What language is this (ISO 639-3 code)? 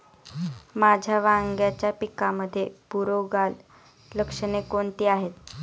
mar